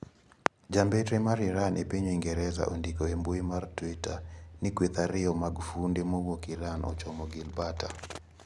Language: Luo (Kenya and Tanzania)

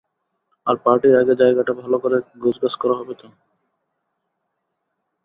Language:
Bangla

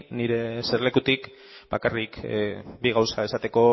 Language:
Basque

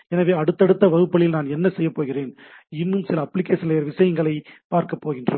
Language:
Tamil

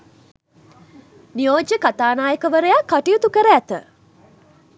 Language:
Sinhala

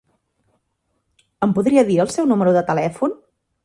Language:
Catalan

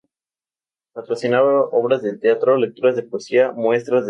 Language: Spanish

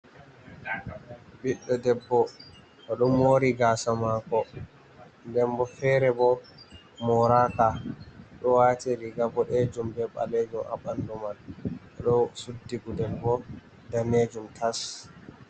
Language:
Fula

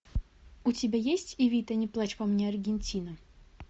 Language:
Russian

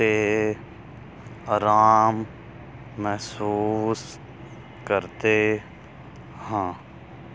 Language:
Punjabi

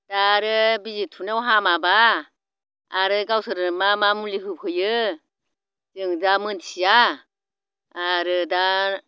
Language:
Bodo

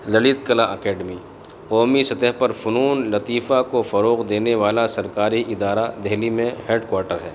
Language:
Urdu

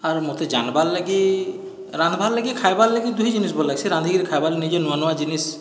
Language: Odia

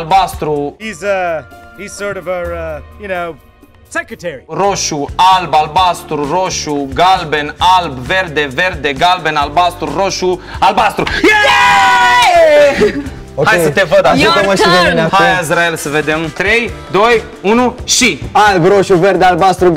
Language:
Romanian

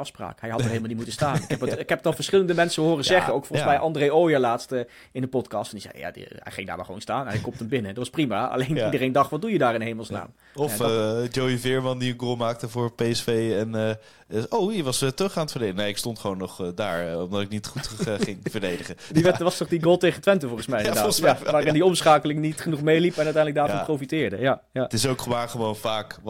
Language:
Dutch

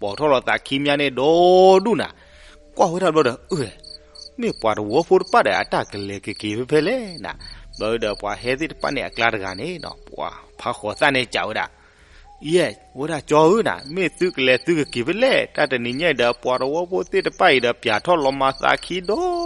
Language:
Thai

